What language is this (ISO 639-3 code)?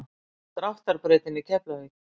isl